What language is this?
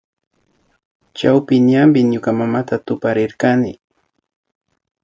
Imbabura Highland Quichua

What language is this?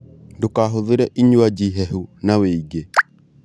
Kikuyu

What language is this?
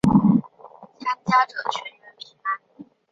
Chinese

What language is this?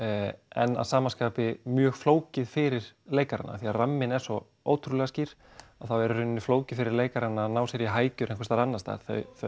Icelandic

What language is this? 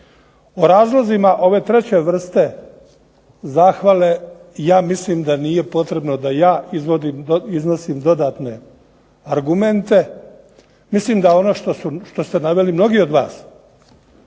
Croatian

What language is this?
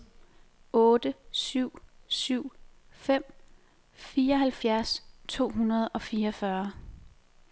Danish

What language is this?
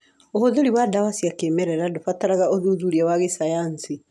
Kikuyu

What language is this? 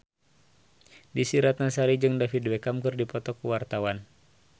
Sundanese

